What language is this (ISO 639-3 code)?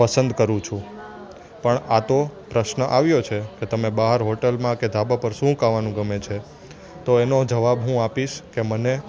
guj